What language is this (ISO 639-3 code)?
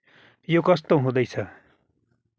nep